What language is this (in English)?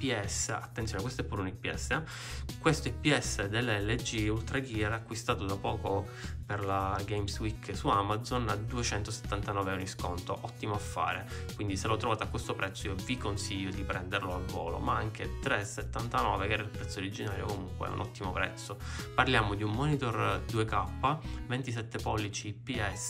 Italian